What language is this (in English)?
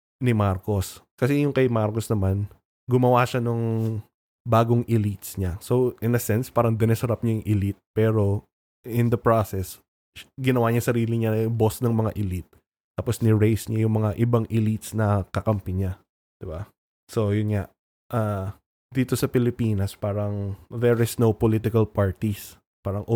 Filipino